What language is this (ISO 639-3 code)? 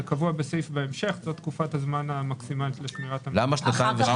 heb